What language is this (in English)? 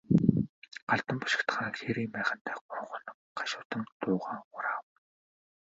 Mongolian